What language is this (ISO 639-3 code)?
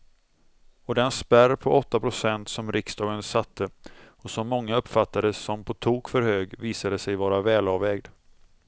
swe